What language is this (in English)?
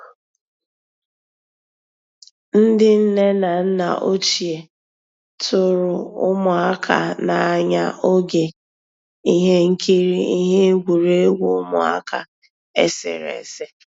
Igbo